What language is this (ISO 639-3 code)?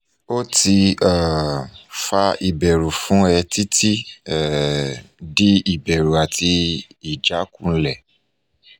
yor